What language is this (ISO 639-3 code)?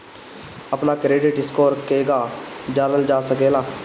bho